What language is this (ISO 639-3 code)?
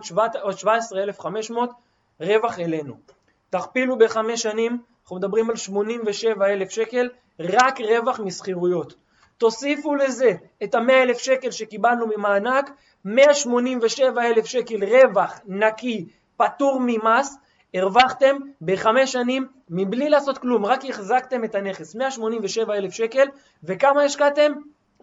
heb